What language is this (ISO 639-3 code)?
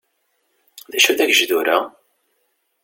kab